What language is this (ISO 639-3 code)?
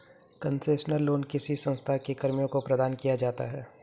hin